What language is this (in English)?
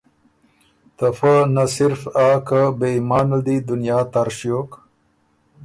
Ormuri